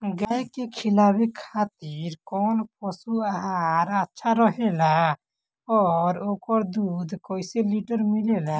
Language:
Bhojpuri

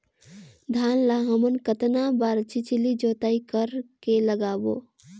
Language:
Chhattisgarhi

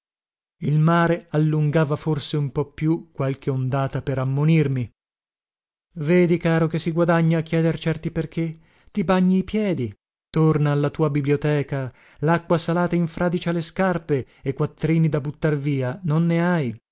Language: Italian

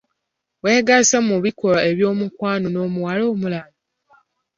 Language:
Ganda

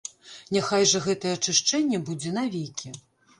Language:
Belarusian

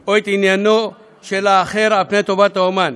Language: Hebrew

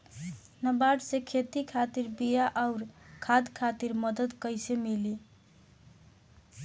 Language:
Bhojpuri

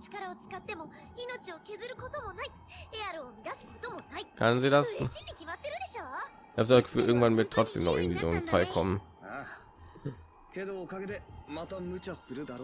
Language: German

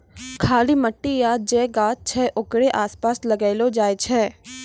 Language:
Maithili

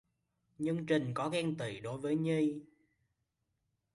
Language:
Vietnamese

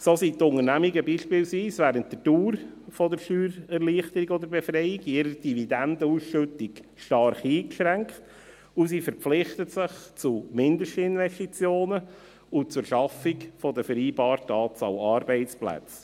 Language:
Swiss German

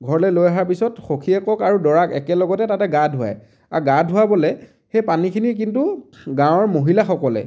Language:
Assamese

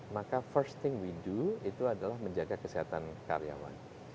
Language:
Indonesian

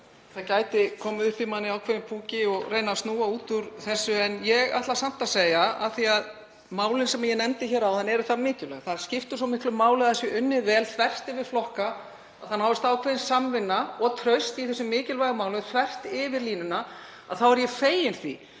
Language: Icelandic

